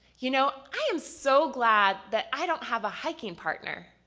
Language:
English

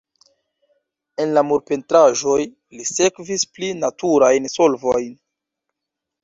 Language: Esperanto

